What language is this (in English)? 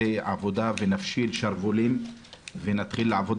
Hebrew